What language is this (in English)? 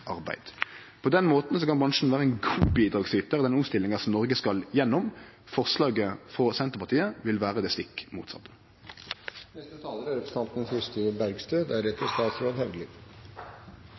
Norwegian Nynorsk